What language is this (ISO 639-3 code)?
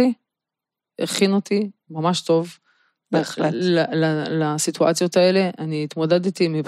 heb